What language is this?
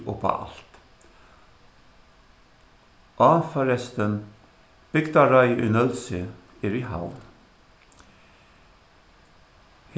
Faroese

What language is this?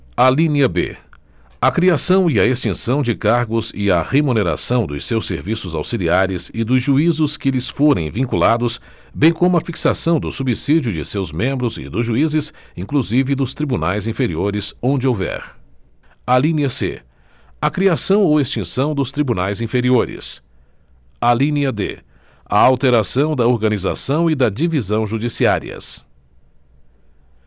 Portuguese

